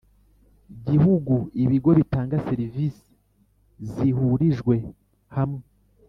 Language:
Kinyarwanda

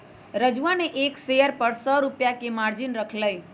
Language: Magahi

